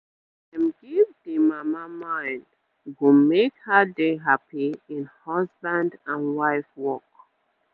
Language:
Nigerian Pidgin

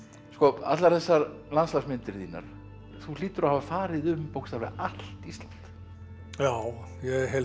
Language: Icelandic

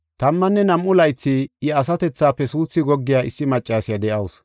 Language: Gofa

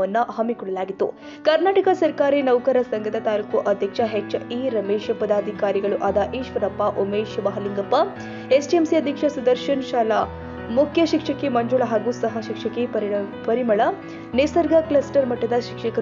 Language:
Kannada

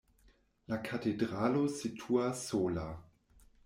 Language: Esperanto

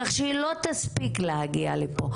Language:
Hebrew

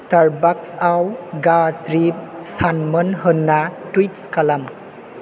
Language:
Bodo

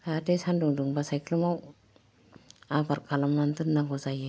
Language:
Bodo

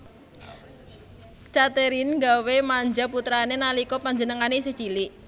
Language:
Javanese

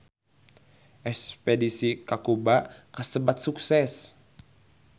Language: Sundanese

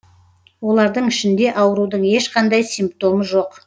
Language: Kazakh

